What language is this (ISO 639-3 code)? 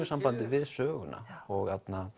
isl